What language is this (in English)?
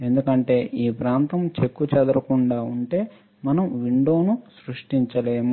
Telugu